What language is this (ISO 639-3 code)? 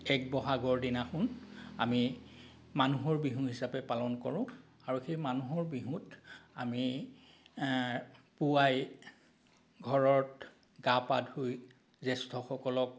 asm